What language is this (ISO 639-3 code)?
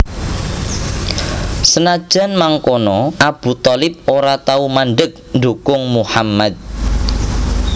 jav